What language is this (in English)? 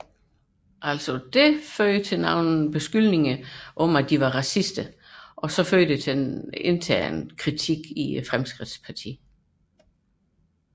Danish